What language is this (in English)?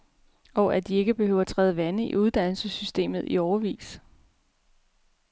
Danish